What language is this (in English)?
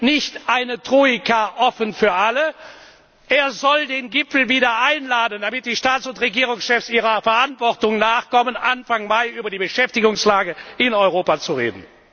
German